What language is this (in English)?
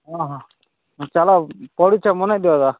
Odia